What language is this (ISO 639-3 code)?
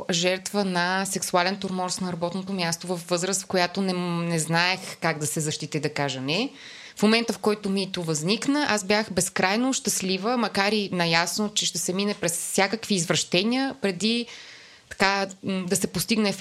bul